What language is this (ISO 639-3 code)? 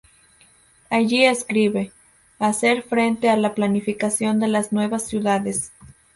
spa